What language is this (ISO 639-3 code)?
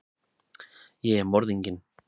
isl